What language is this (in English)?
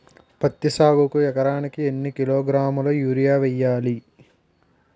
Telugu